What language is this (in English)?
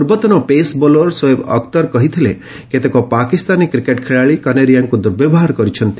Odia